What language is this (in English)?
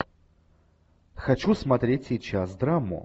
Russian